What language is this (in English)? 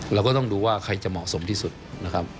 Thai